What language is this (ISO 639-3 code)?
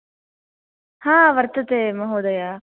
san